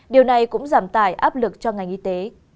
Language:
Vietnamese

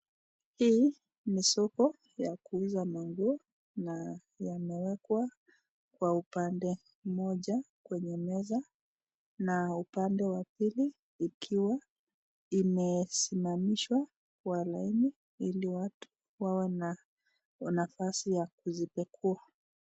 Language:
Swahili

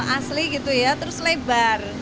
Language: Indonesian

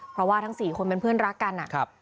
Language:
Thai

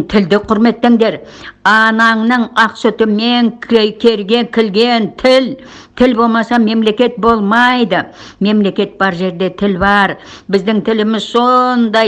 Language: Turkish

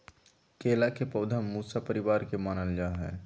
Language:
Magahi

